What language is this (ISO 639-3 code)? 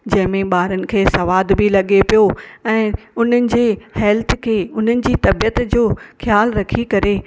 snd